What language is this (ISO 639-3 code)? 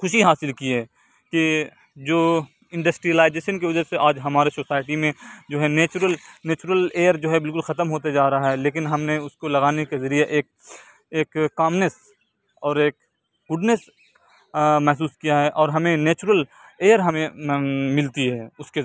urd